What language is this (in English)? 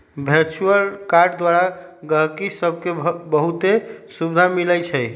Magahi